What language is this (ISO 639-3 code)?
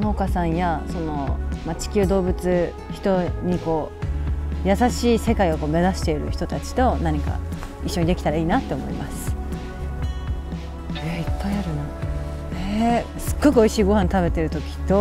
jpn